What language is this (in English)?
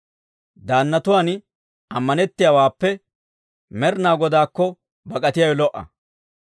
Dawro